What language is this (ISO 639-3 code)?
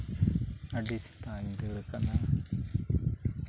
sat